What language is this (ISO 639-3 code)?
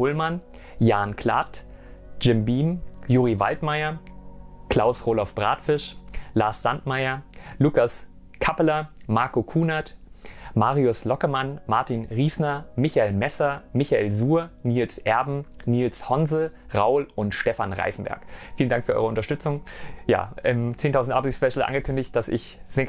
deu